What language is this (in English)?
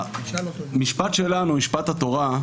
Hebrew